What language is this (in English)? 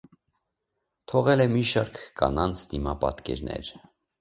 Armenian